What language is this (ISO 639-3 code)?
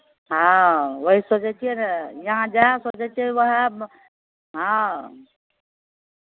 mai